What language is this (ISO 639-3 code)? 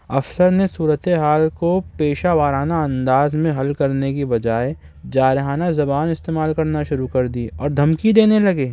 urd